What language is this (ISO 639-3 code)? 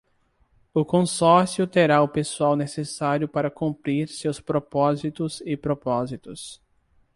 por